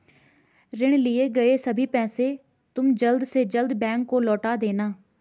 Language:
Hindi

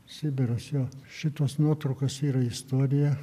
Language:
Lithuanian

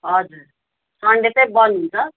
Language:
Nepali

